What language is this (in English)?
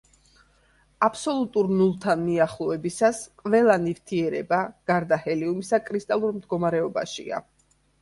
Georgian